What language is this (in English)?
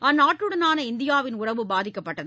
Tamil